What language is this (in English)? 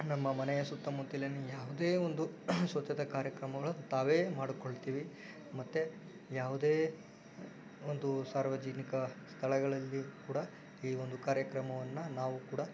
Kannada